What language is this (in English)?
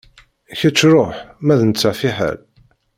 Kabyle